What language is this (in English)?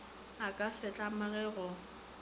Northern Sotho